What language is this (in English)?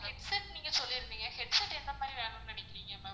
Tamil